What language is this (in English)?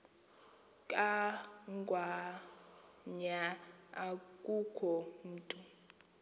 Xhosa